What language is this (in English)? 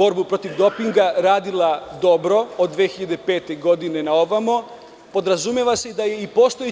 Serbian